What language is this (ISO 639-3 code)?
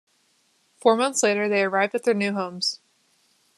eng